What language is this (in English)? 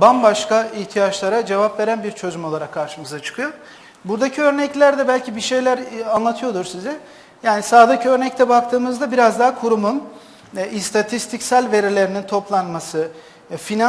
Turkish